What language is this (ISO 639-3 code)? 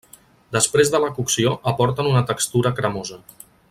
cat